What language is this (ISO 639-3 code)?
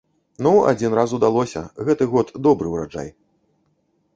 bel